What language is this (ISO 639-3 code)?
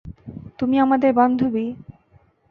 ben